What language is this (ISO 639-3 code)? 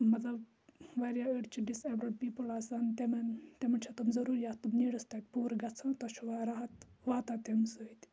kas